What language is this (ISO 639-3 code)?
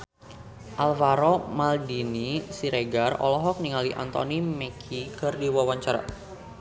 sun